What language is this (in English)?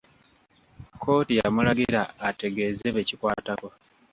Ganda